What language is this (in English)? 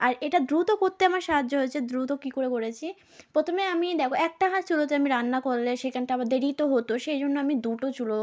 Bangla